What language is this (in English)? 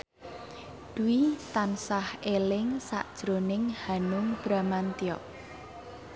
Javanese